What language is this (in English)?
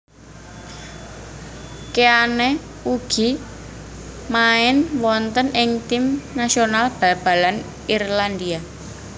Javanese